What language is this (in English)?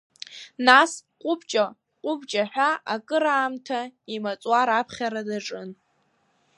Abkhazian